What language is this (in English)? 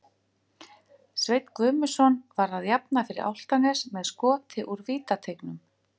Icelandic